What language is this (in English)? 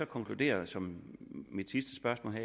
Danish